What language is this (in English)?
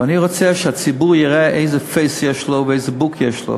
Hebrew